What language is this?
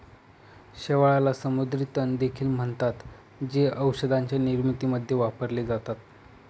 Marathi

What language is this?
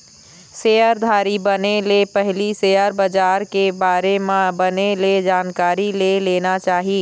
Chhattisgarhi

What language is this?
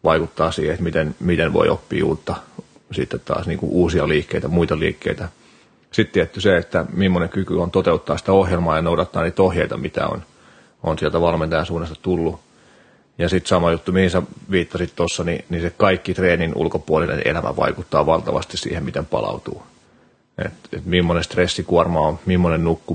Finnish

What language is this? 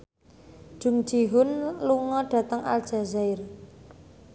Javanese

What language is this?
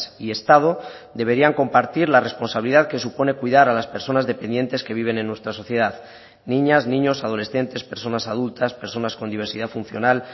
Spanish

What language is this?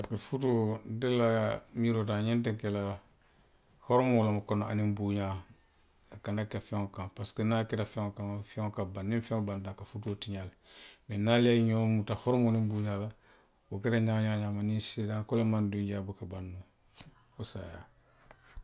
Western Maninkakan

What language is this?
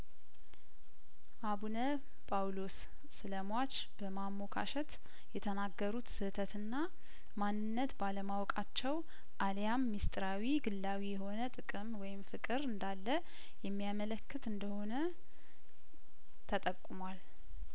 Amharic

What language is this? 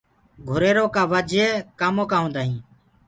Gurgula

